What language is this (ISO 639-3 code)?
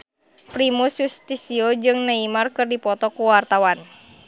sun